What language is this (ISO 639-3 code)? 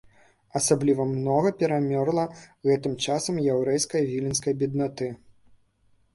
bel